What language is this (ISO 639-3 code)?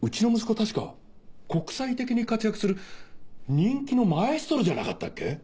jpn